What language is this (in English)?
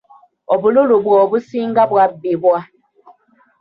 Ganda